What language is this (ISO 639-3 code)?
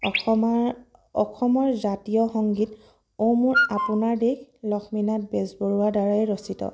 asm